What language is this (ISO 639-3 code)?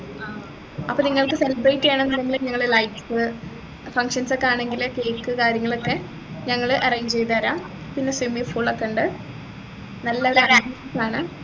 mal